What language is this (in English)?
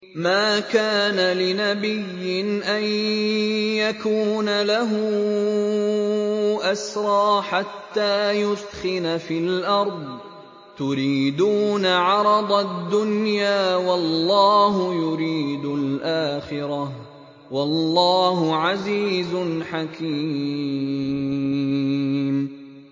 Arabic